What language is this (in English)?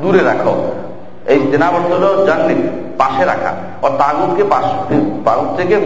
Bangla